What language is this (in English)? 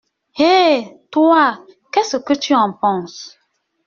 French